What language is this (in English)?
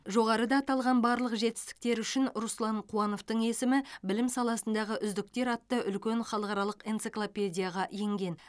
Kazakh